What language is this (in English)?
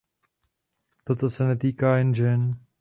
Czech